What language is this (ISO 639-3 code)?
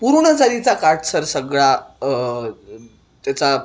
mar